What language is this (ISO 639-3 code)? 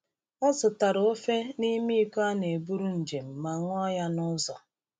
ibo